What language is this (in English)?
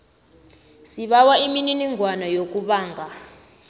South Ndebele